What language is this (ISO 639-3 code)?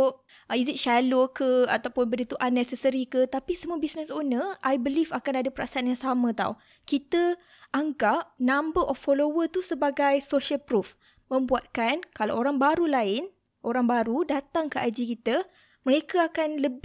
msa